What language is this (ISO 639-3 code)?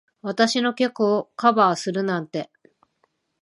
jpn